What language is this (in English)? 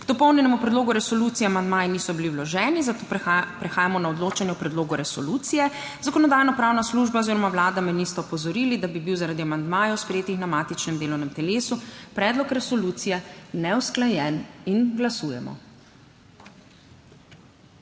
Slovenian